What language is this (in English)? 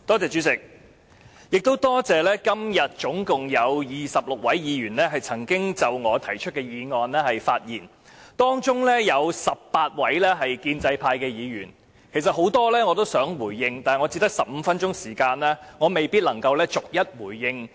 Cantonese